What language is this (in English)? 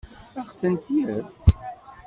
Kabyle